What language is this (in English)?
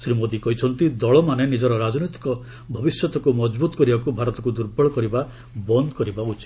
Odia